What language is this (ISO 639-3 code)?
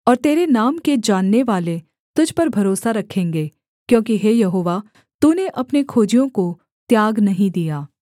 hin